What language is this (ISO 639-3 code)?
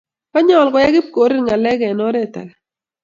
kln